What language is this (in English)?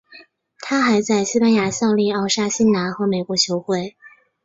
Chinese